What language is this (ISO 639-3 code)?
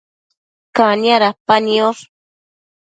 mcf